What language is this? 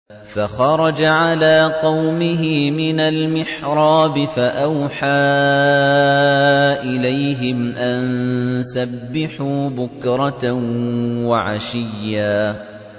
Arabic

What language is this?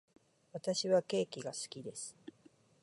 Japanese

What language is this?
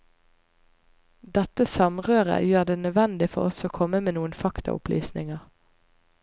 Norwegian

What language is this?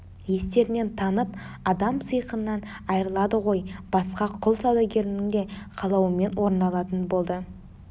Kazakh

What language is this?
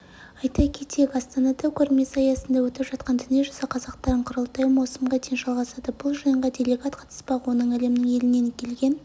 Kazakh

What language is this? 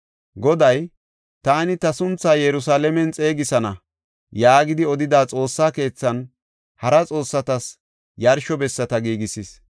Gofa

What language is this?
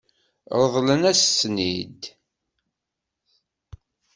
Kabyle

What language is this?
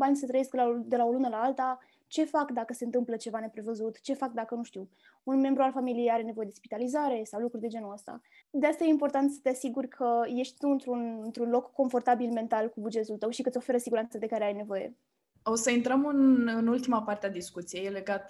Romanian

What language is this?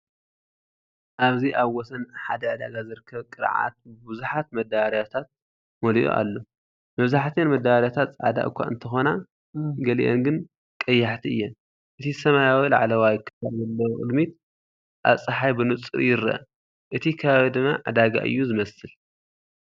Tigrinya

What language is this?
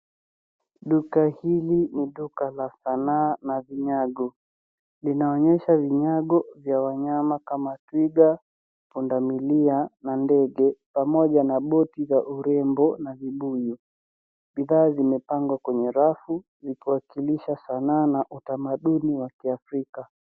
Swahili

